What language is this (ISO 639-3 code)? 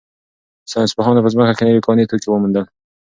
pus